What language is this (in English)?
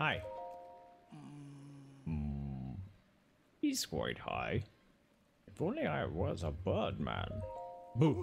English